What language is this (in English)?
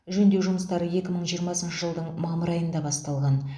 Kazakh